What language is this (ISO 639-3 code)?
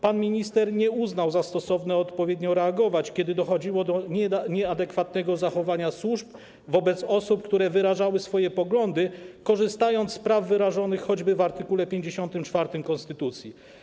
pol